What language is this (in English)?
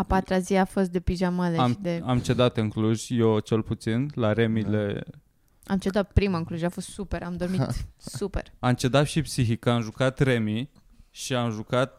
Romanian